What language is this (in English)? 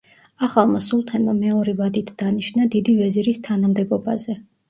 Georgian